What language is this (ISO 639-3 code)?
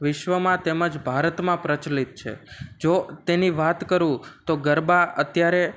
guj